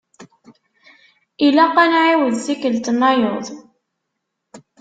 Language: Kabyle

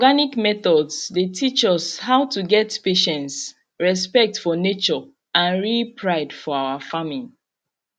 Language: Nigerian Pidgin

